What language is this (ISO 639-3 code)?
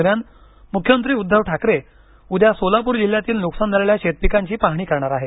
mar